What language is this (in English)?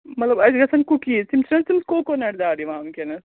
Kashmiri